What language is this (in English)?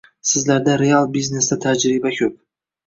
Uzbek